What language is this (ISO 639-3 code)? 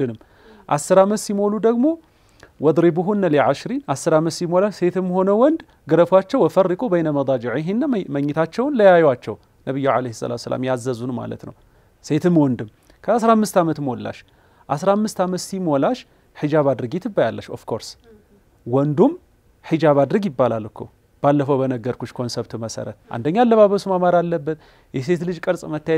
ara